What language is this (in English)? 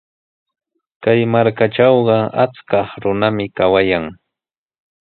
Sihuas Ancash Quechua